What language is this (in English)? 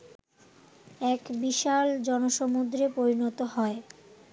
Bangla